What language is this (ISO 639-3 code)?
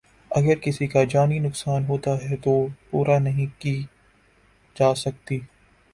urd